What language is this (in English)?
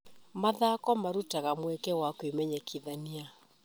Kikuyu